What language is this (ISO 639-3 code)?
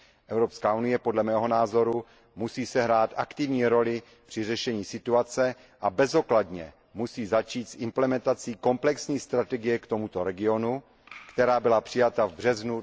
ces